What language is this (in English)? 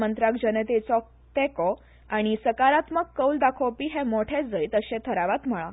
Konkani